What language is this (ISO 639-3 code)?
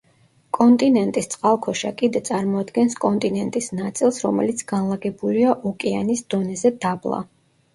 kat